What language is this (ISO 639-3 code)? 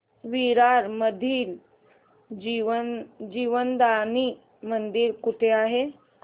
mar